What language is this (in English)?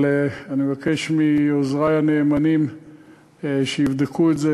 Hebrew